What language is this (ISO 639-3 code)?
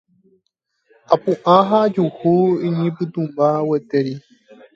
grn